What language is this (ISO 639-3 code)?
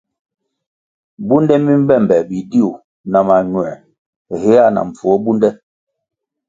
nmg